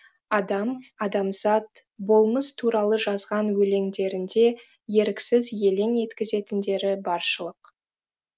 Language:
Kazakh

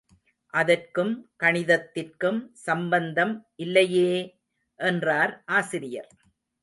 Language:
Tamil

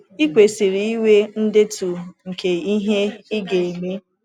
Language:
Igbo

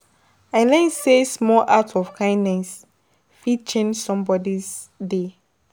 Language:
Nigerian Pidgin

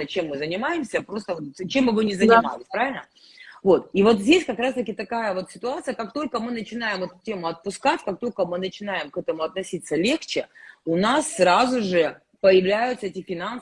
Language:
Russian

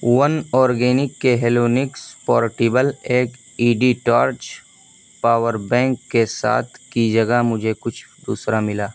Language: Urdu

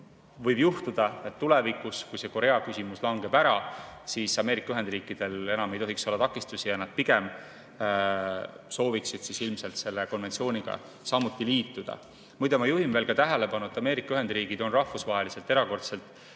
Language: Estonian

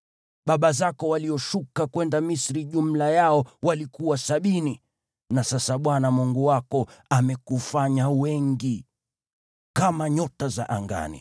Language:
Swahili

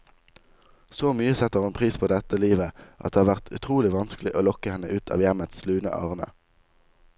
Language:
Norwegian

